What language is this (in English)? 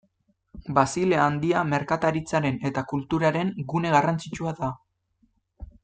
Basque